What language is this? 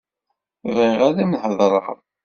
Kabyle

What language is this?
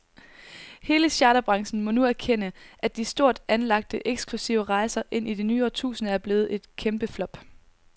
Danish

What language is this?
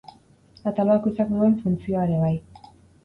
Basque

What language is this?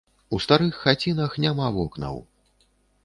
Belarusian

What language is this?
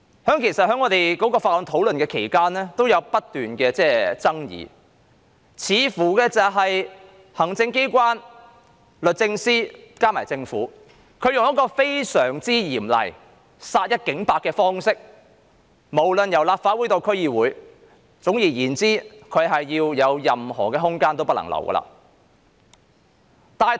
Cantonese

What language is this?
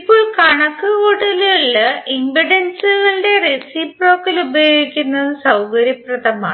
Malayalam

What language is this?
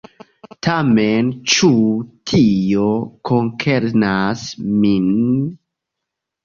Esperanto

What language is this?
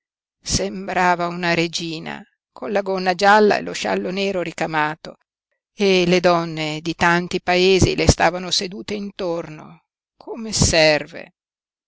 Italian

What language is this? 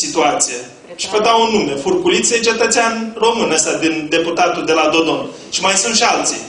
Romanian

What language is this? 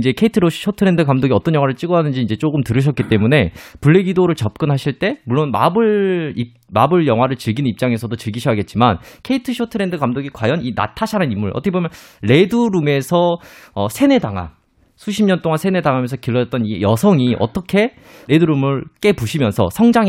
Korean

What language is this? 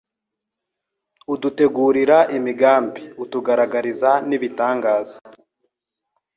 Kinyarwanda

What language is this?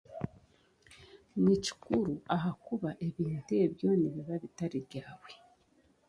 Chiga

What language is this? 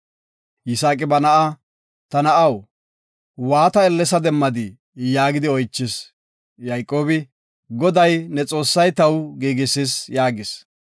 Gofa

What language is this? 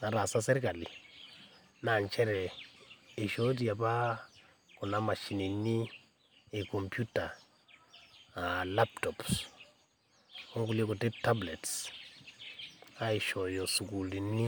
Masai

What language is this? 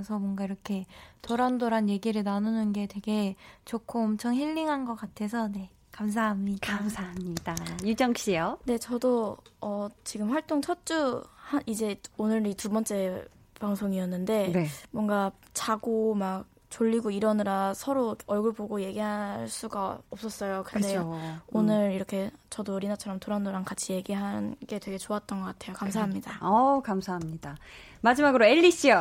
Korean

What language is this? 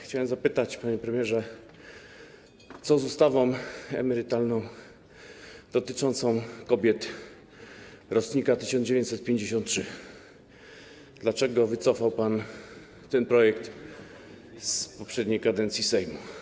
Polish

